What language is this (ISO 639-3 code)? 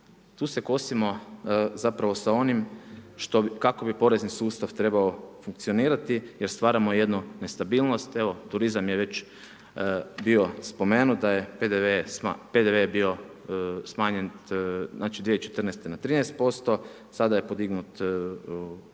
hrv